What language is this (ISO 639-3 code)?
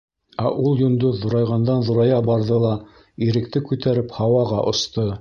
bak